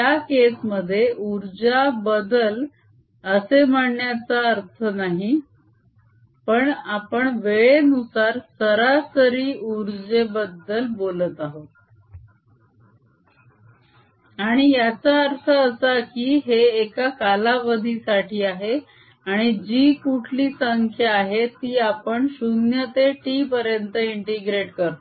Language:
Marathi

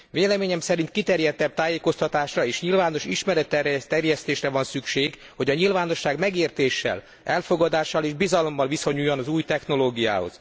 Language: Hungarian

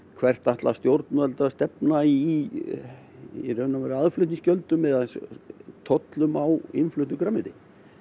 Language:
Icelandic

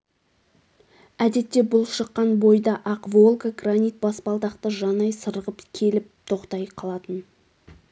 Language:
Kazakh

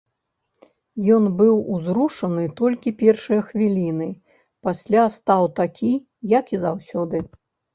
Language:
Belarusian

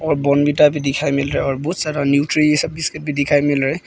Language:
Hindi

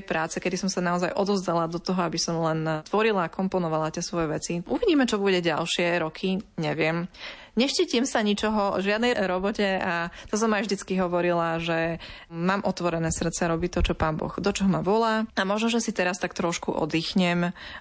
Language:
Slovak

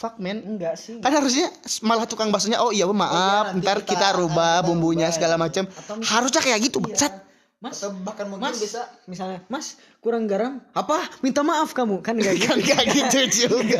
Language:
Indonesian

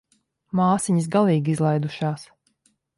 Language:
Latvian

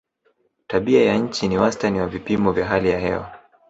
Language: Swahili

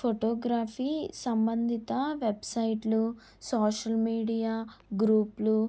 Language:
Telugu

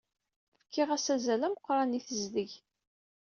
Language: Kabyle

